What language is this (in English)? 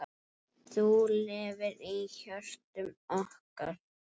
Icelandic